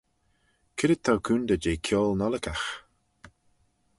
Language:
Manx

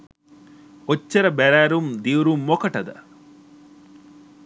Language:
Sinhala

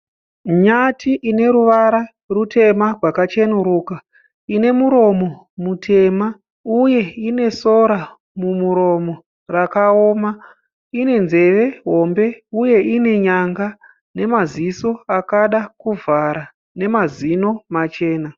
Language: Shona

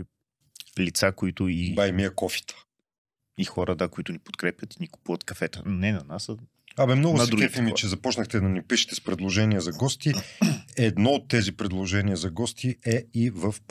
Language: Bulgarian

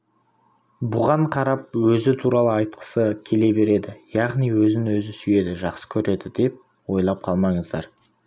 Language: Kazakh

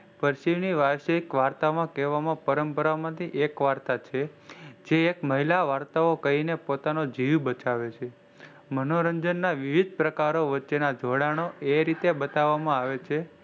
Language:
Gujarati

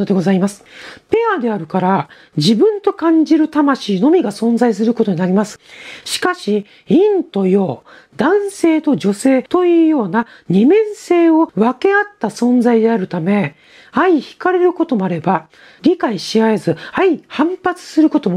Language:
Japanese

